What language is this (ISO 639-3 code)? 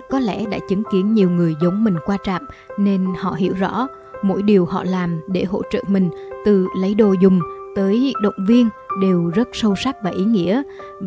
vie